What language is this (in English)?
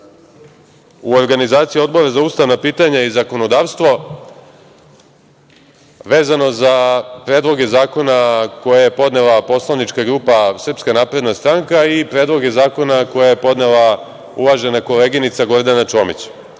Serbian